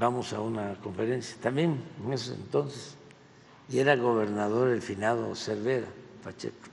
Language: Spanish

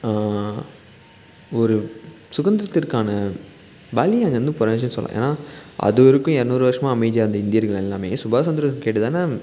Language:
Tamil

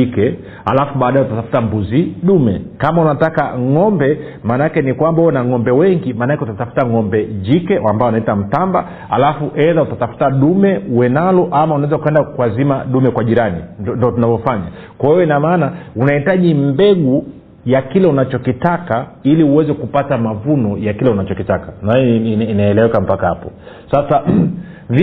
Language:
Swahili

